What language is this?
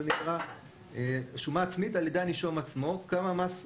Hebrew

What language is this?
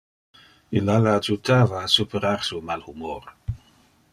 Interlingua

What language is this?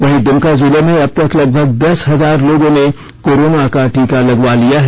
Hindi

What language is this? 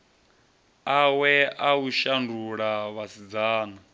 Venda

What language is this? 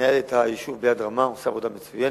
Hebrew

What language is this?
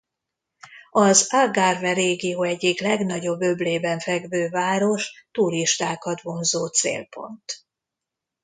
Hungarian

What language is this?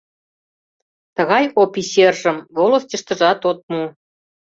Mari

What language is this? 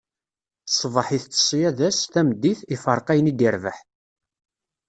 Kabyle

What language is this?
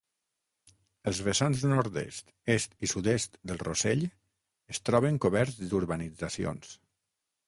Catalan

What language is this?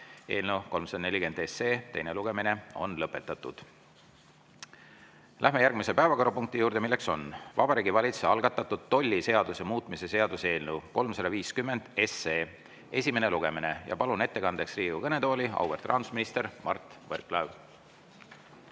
Estonian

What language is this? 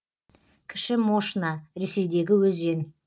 Kazakh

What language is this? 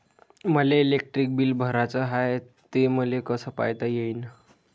Marathi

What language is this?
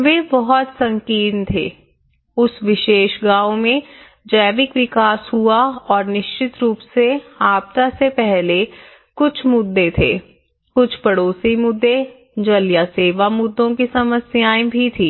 Hindi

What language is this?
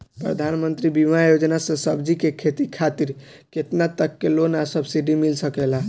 Bhojpuri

